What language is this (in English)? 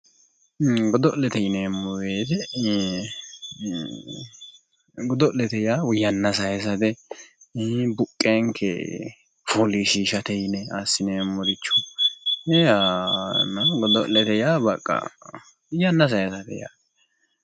Sidamo